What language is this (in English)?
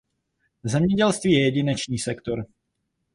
Czech